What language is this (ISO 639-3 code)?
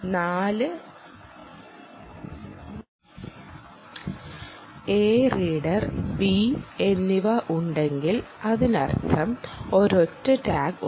mal